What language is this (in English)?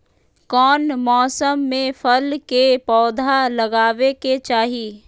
Magahi